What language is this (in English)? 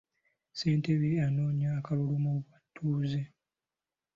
Ganda